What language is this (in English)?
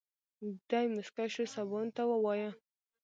Pashto